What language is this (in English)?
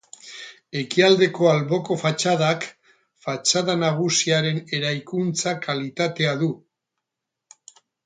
Basque